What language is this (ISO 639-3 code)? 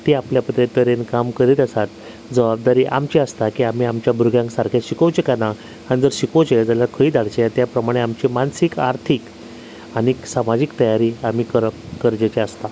kok